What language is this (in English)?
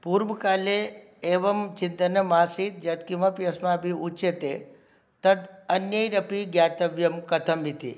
Sanskrit